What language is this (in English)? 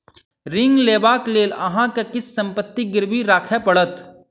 Maithili